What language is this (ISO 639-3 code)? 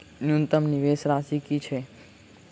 mai